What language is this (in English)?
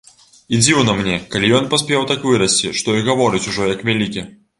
Belarusian